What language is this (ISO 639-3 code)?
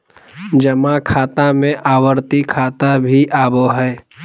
mag